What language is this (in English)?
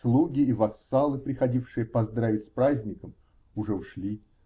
Russian